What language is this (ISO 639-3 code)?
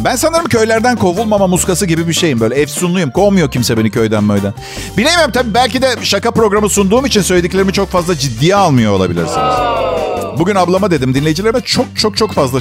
tur